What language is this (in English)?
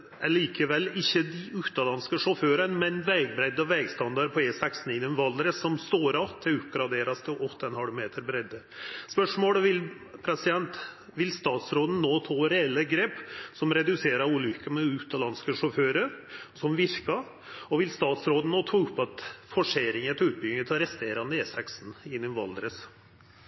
Norwegian Nynorsk